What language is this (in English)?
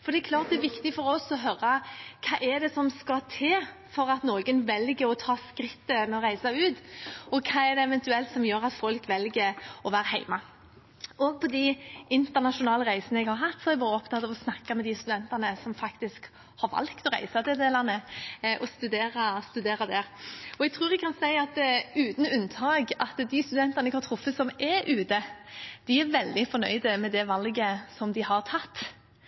Norwegian Bokmål